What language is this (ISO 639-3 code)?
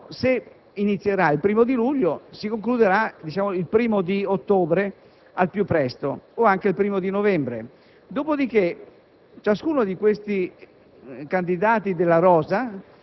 ita